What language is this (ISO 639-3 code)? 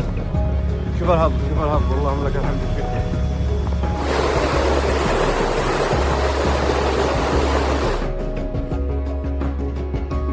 ara